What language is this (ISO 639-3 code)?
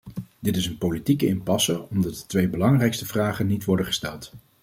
nld